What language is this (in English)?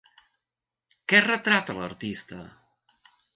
Catalan